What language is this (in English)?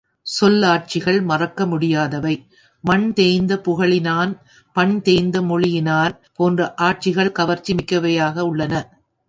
Tamil